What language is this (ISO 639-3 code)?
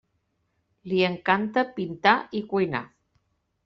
cat